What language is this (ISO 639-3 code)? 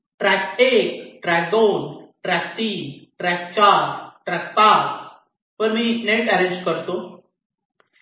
mar